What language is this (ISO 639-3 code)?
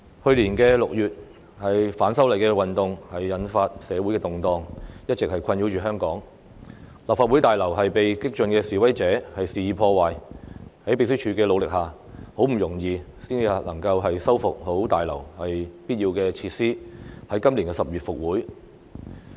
yue